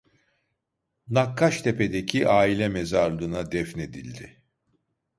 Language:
Turkish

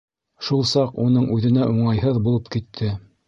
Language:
Bashkir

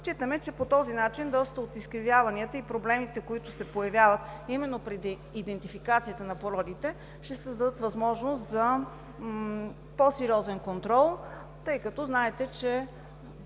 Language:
Bulgarian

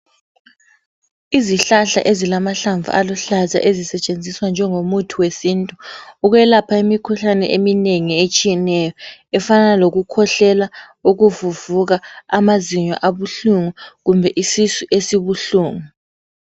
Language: North Ndebele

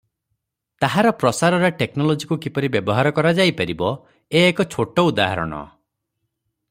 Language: Odia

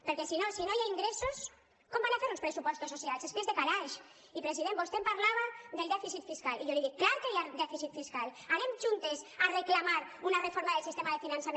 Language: Catalan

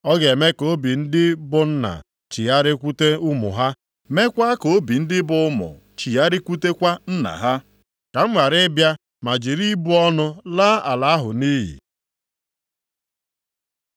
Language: Igbo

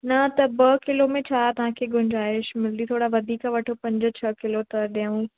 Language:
Sindhi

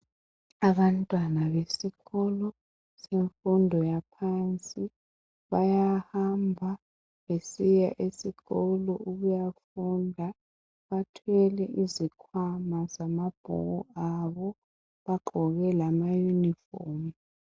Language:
North Ndebele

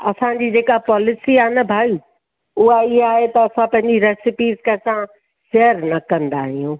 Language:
Sindhi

